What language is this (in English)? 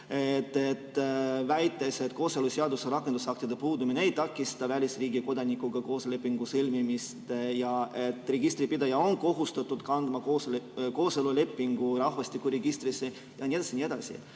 Estonian